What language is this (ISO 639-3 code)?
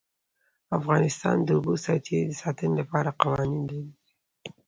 pus